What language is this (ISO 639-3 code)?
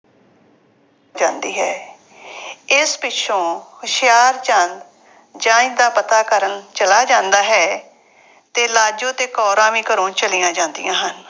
pan